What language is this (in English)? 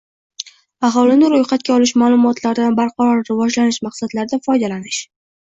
Uzbek